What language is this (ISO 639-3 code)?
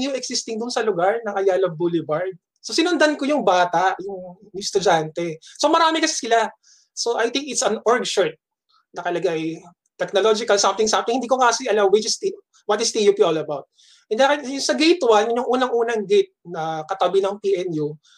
fil